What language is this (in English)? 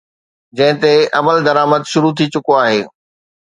Sindhi